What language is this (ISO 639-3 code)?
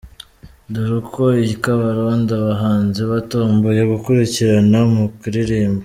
kin